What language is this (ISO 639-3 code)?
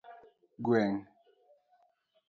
luo